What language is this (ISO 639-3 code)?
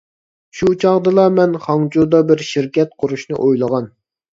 uig